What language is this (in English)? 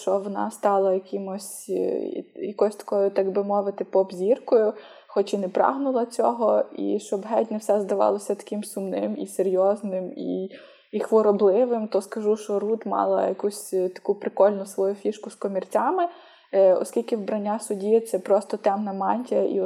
Ukrainian